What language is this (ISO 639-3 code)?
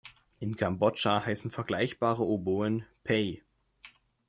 deu